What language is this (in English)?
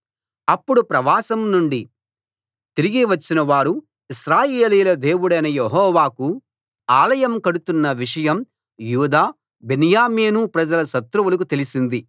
Telugu